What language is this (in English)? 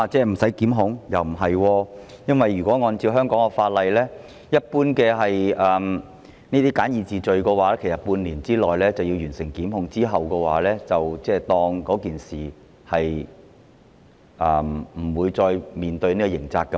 Cantonese